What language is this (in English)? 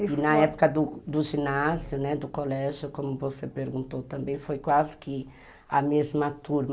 Portuguese